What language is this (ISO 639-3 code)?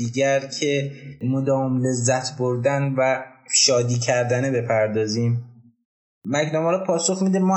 fas